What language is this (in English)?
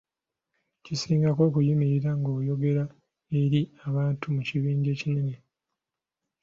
Ganda